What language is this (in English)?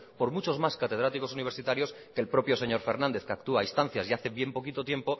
Spanish